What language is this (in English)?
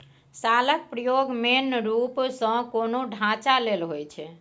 Maithili